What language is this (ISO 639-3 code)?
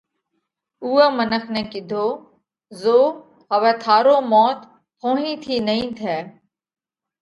kvx